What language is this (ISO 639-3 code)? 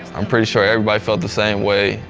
eng